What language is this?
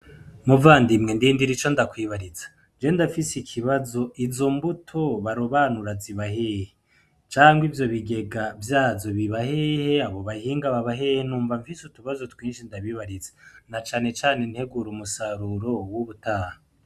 Rundi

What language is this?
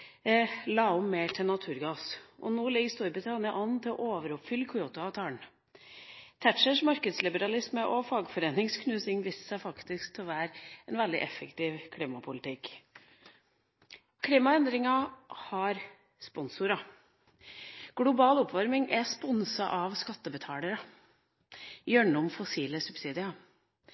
Norwegian Bokmål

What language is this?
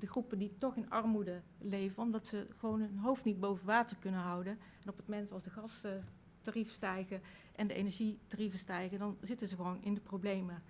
Dutch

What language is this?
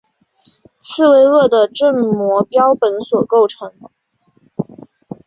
Chinese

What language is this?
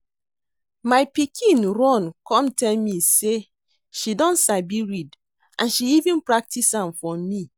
Nigerian Pidgin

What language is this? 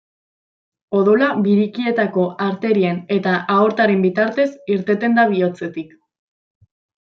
Basque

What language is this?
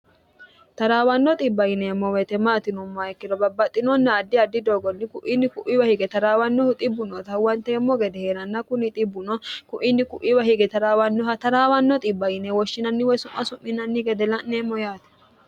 Sidamo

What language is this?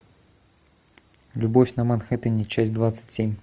Russian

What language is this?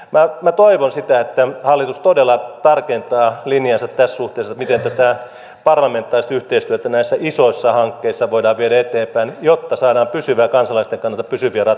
Finnish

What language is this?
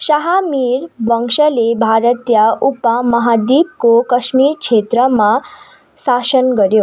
Nepali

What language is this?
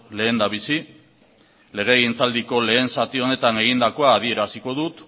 Basque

